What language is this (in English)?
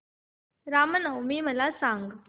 Marathi